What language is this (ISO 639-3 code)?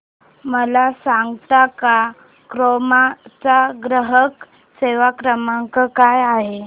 mar